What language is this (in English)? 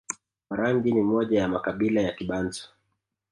Swahili